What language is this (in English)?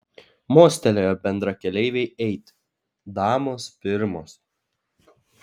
Lithuanian